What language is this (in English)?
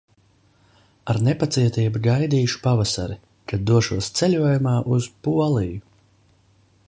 Latvian